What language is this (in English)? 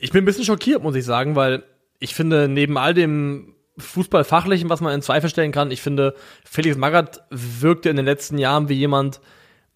German